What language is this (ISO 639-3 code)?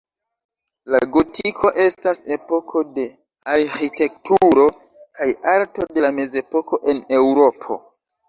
epo